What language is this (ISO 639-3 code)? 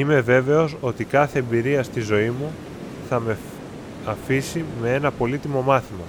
ell